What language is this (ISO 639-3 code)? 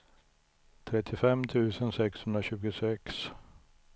swe